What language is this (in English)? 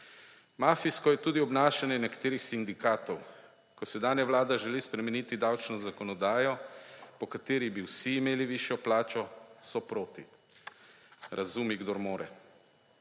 Slovenian